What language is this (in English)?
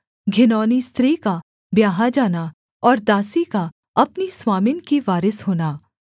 Hindi